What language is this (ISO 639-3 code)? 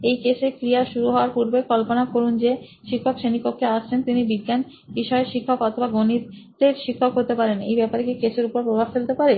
ben